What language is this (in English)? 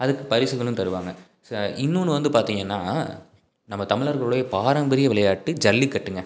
Tamil